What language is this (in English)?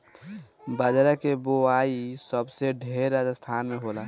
Bhojpuri